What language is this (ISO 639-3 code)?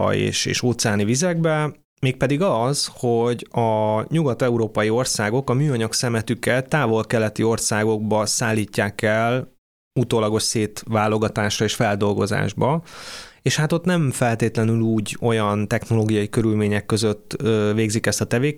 hun